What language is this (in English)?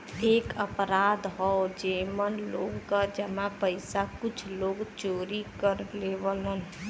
Bhojpuri